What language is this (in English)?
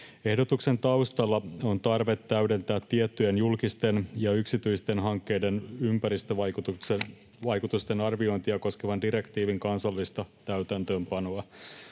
Finnish